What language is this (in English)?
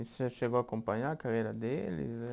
Portuguese